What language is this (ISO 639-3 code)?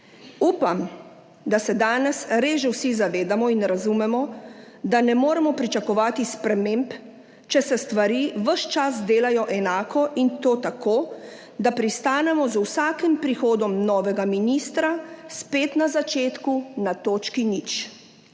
slv